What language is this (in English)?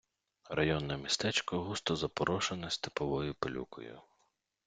Ukrainian